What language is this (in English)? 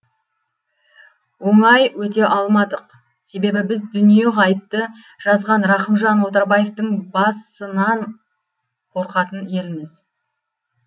Kazakh